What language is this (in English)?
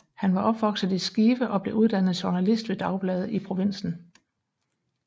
Danish